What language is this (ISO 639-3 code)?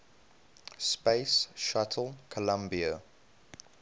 eng